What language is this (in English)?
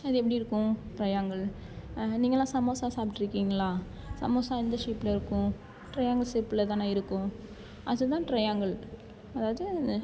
Tamil